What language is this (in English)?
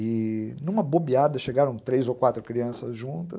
Portuguese